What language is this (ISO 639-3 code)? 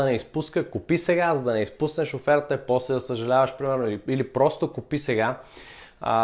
bul